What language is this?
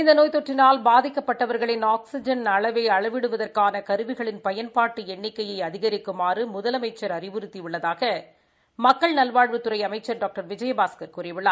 Tamil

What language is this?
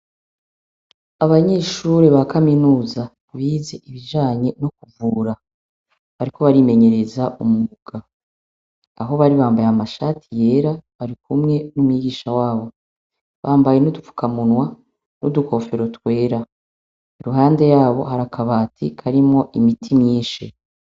Rundi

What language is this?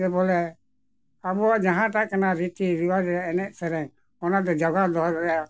Santali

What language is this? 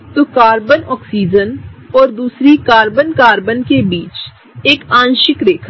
Hindi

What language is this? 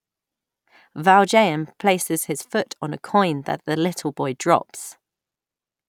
English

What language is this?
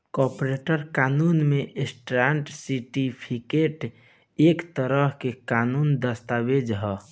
Bhojpuri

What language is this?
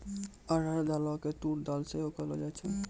Maithili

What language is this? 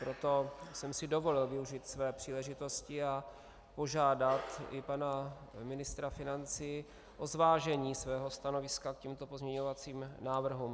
Czech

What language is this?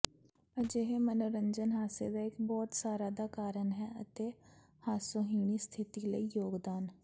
Punjabi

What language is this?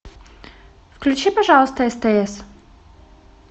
Russian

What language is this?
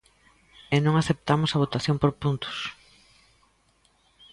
Galician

